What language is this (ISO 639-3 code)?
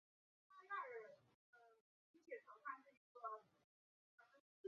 zho